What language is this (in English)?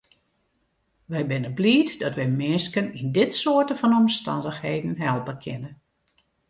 Western Frisian